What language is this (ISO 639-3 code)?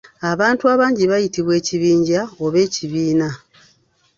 lug